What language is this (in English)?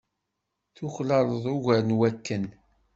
Kabyle